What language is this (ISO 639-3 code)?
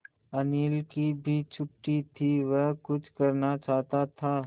hin